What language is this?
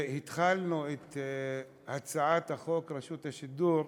Hebrew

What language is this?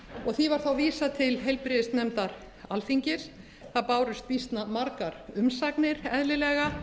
Icelandic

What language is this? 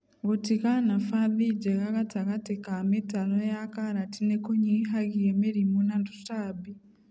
Kikuyu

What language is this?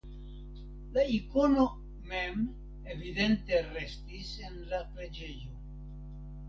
Esperanto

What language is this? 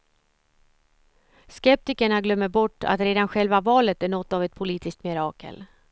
Swedish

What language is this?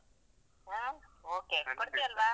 Kannada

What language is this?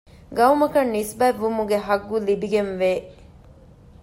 Divehi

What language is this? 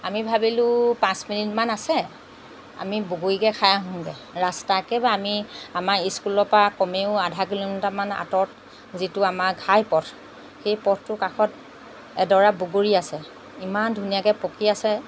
Assamese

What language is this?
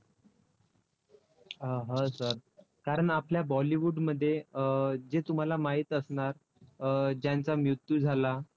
Marathi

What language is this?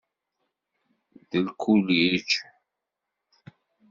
Kabyle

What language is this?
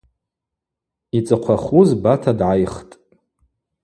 Abaza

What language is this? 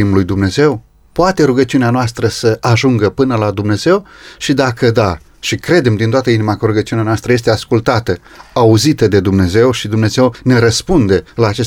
Romanian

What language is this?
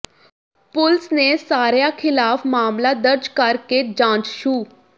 Punjabi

